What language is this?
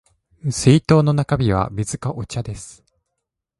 Japanese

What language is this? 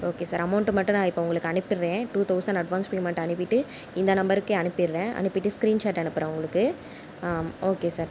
Tamil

